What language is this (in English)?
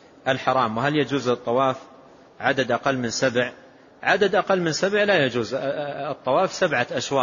Arabic